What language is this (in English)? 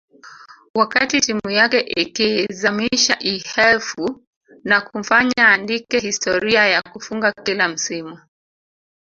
Swahili